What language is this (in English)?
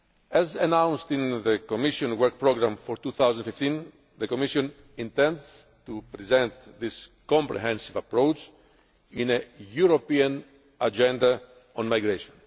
English